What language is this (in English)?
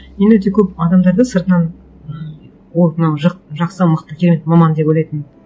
Kazakh